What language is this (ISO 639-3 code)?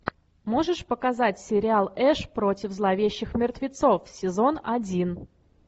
rus